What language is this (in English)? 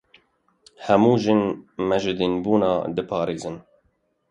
Kurdish